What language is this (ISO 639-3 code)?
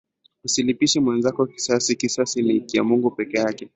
swa